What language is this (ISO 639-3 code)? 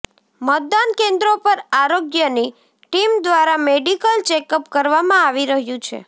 guj